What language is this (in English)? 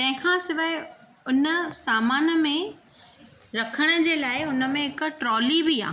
Sindhi